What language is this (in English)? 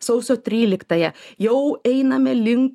Lithuanian